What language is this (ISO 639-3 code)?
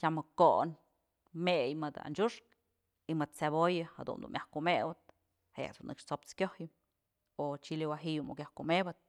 mzl